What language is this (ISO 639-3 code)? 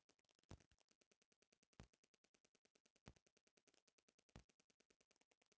bho